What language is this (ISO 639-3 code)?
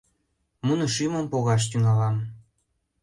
chm